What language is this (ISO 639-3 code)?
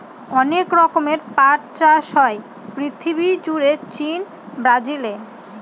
ben